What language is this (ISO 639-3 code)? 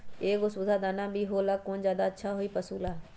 mag